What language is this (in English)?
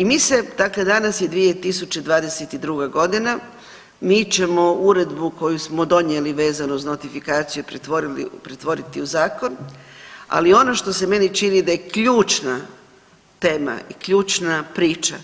Croatian